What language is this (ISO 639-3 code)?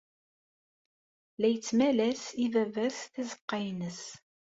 kab